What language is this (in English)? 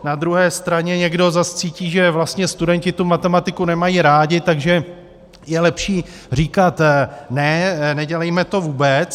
Czech